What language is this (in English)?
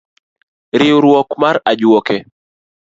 Luo (Kenya and Tanzania)